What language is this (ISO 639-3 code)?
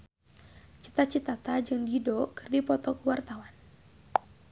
sun